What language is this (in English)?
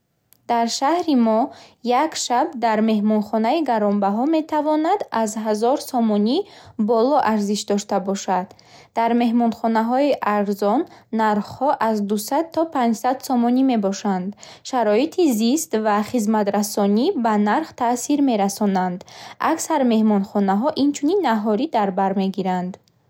Bukharic